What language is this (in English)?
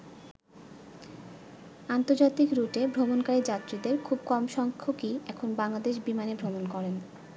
Bangla